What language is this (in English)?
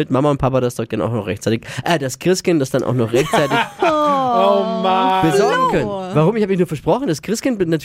German